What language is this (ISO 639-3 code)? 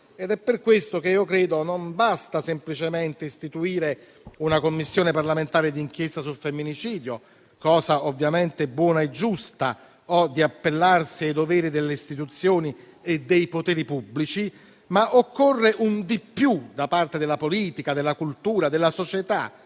ita